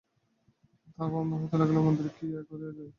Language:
Bangla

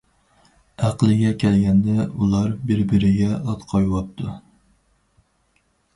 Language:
Uyghur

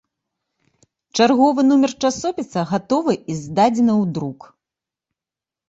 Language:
Belarusian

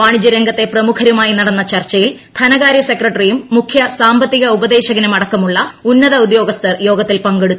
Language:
Malayalam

